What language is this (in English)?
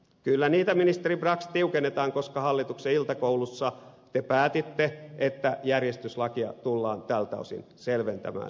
Finnish